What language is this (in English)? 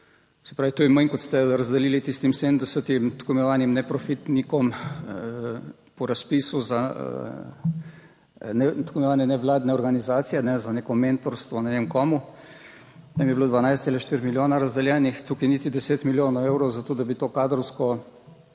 Slovenian